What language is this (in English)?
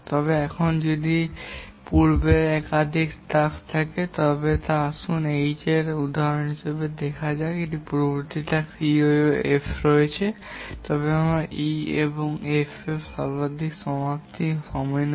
Bangla